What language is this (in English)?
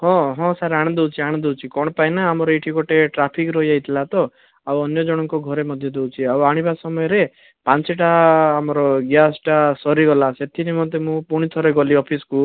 Odia